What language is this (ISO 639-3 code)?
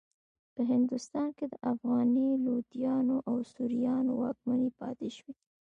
pus